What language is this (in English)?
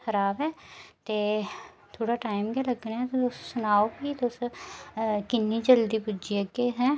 Dogri